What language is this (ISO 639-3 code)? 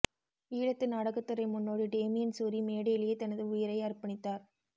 tam